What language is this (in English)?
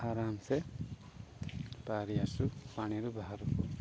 Odia